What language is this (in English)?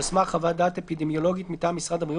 Hebrew